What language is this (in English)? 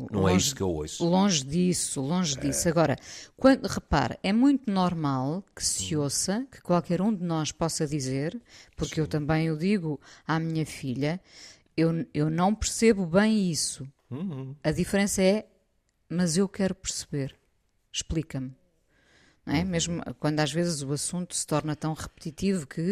Portuguese